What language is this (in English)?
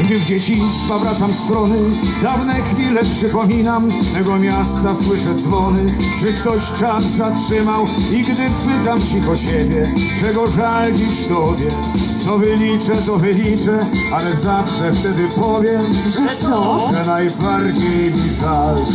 Polish